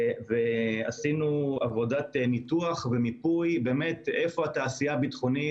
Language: Hebrew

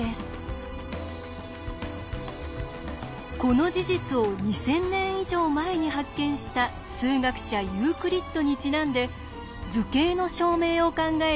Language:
Japanese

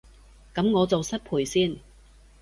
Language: Cantonese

